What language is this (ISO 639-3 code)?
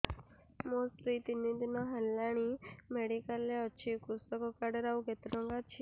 ori